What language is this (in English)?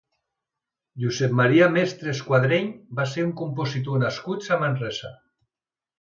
Catalan